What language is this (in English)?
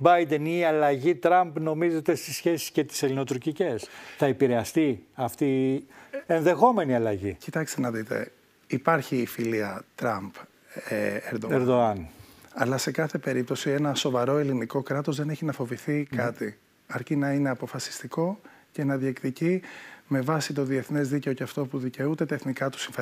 Greek